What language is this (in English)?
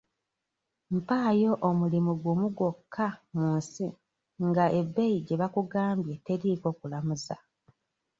Ganda